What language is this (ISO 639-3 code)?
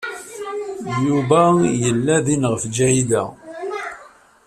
kab